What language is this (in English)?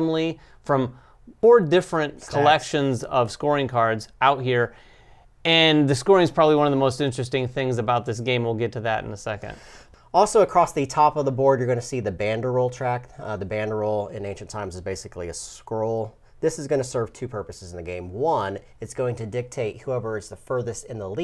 English